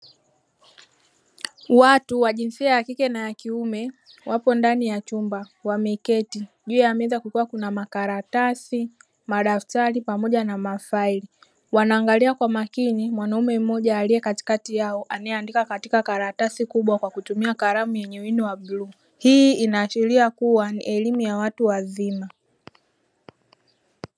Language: Swahili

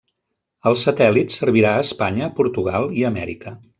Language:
Catalan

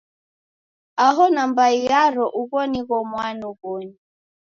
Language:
Taita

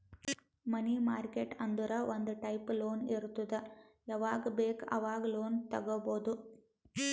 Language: Kannada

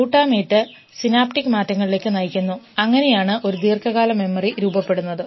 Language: Malayalam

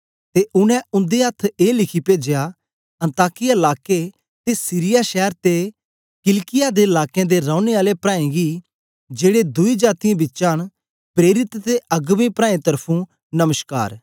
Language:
Dogri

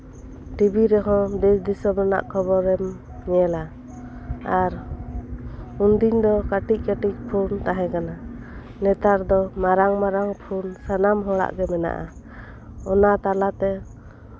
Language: Santali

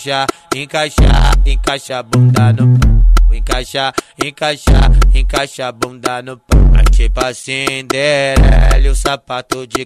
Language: Portuguese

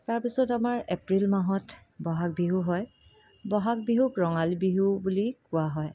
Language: Assamese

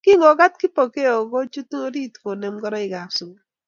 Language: Kalenjin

